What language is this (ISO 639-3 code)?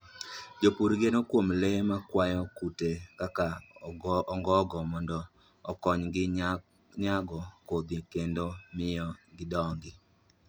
luo